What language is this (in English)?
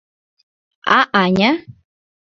Mari